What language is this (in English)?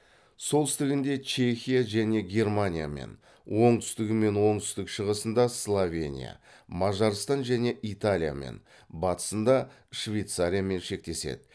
Kazakh